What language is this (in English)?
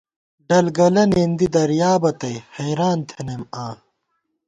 Gawar-Bati